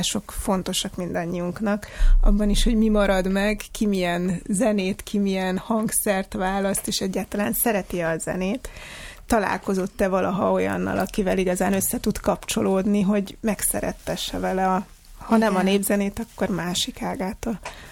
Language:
Hungarian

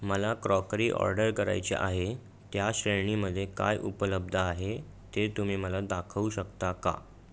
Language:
Marathi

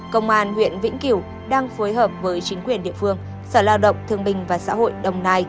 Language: Vietnamese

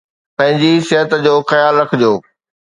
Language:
Sindhi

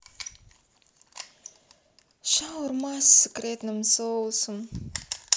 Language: Russian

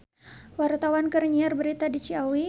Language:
Sundanese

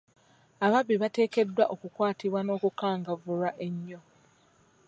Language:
Ganda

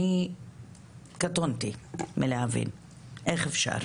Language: Hebrew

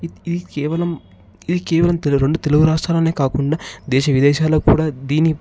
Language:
Telugu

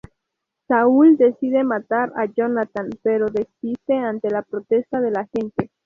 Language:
Spanish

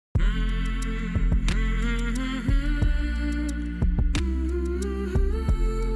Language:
French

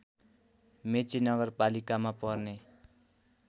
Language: Nepali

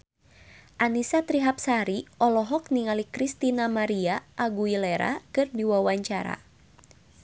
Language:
Sundanese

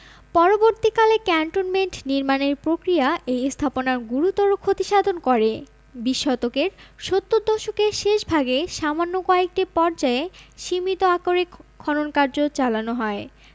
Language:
Bangla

